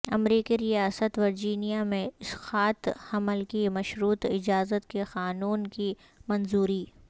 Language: Urdu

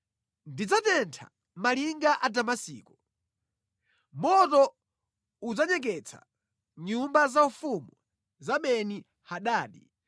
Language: Nyanja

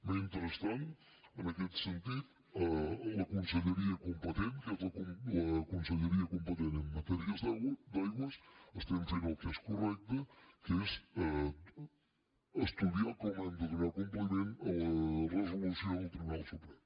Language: Catalan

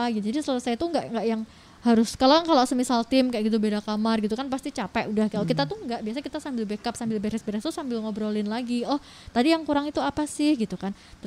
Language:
Indonesian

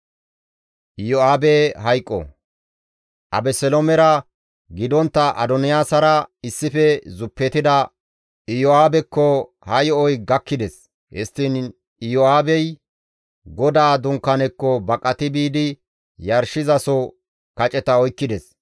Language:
Gamo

